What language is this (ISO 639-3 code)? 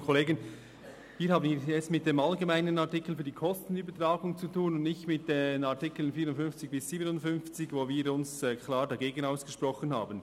gsw